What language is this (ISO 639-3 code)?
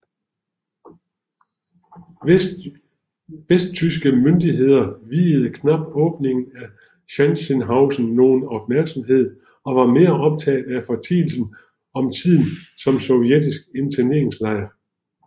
dan